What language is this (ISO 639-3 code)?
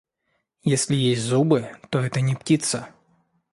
rus